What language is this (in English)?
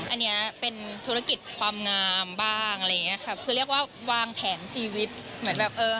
Thai